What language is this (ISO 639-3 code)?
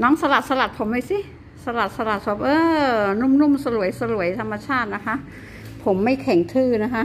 tha